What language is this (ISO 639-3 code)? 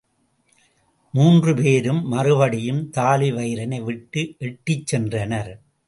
tam